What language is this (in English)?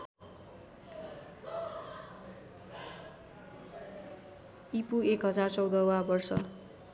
Nepali